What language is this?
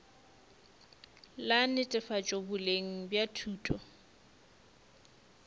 Northern Sotho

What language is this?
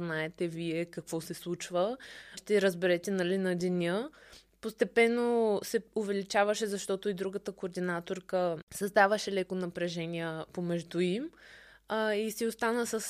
Bulgarian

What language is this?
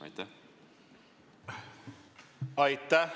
Estonian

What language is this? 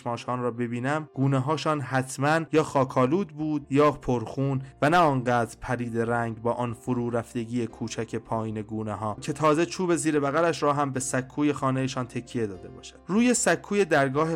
Persian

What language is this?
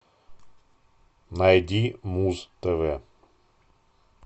Russian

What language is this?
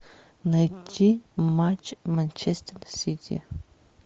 Russian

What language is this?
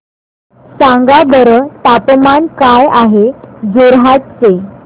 Marathi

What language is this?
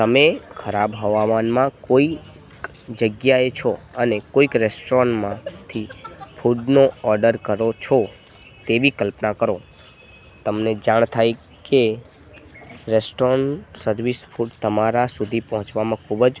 Gujarati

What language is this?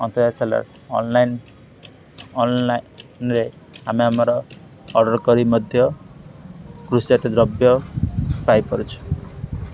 Odia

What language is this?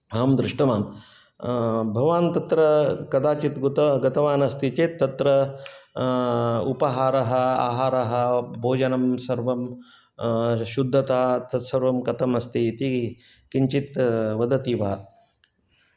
Sanskrit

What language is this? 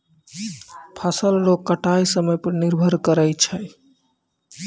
Maithili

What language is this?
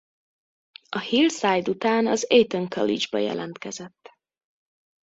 Hungarian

